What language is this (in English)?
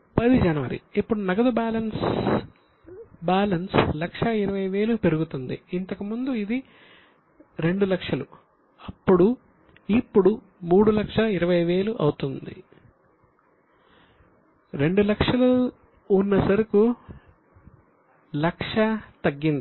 Telugu